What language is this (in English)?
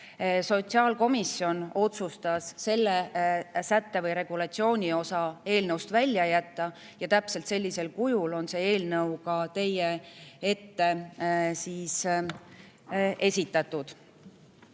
Estonian